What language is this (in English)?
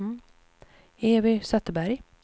Swedish